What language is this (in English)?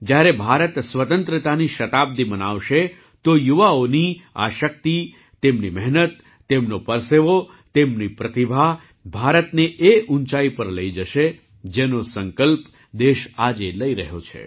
Gujarati